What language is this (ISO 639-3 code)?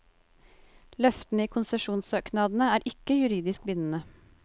nor